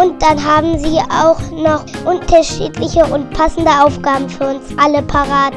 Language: German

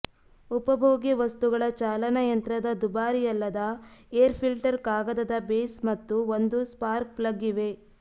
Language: Kannada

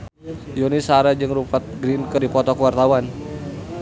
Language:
Sundanese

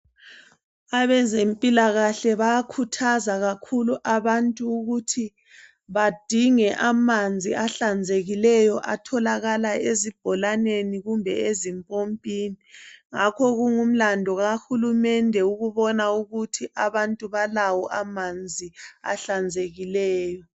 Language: North Ndebele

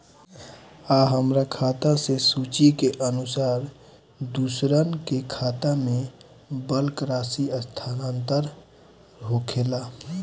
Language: Bhojpuri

